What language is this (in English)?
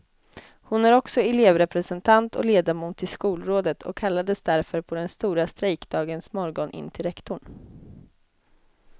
Swedish